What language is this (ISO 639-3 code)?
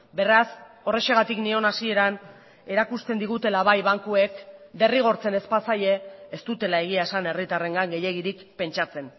eus